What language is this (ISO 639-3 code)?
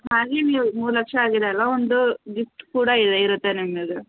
kan